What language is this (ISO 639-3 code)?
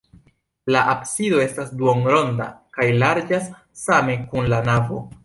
epo